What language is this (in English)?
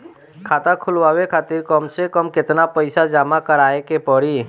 Bhojpuri